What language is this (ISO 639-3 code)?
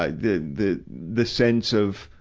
eng